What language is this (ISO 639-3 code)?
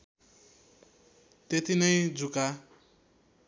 nep